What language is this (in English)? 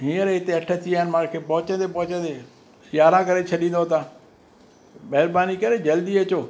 Sindhi